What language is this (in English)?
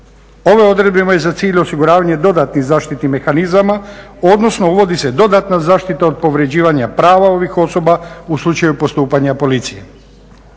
Croatian